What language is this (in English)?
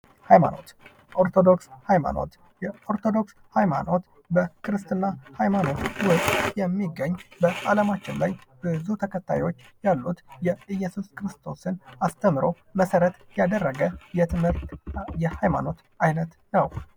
Amharic